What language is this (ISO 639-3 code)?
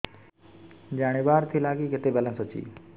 ori